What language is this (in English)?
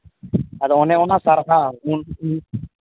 Santali